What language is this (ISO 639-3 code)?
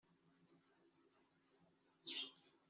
kin